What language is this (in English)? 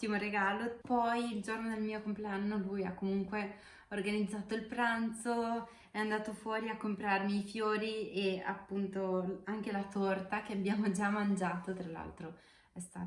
Italian